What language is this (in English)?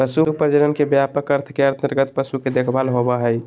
Magahi